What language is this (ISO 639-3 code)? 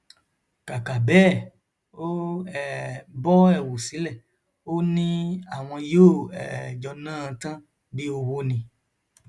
yor